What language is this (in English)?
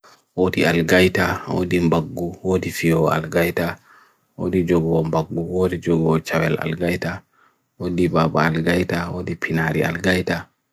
Bagirmi Fulfulde